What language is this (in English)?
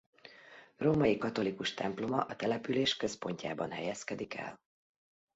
Hungarian